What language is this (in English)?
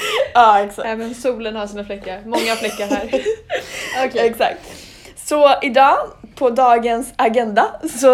Swedish